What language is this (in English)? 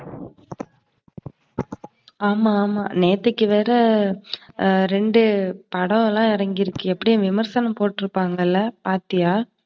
Tamil